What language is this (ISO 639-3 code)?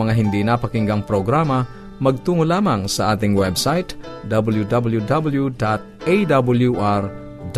fil